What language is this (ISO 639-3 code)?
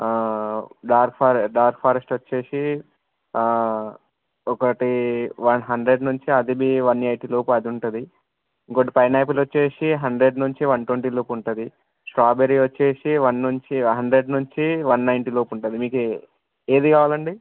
tel